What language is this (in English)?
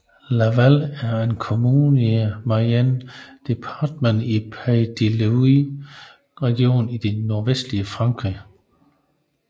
Danish